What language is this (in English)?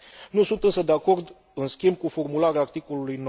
Romanian